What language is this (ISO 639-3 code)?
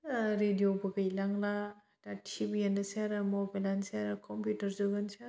brx